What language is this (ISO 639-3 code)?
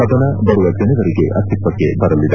kan